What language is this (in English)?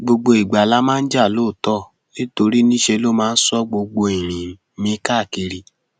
Yoruba